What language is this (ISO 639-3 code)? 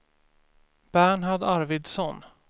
swe